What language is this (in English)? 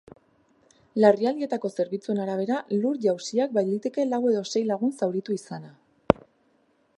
Basque